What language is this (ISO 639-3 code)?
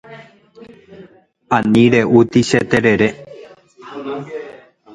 grn